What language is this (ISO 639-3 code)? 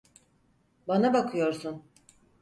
tur